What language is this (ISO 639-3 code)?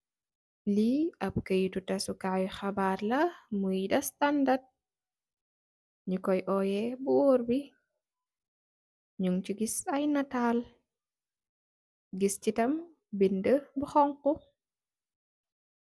wol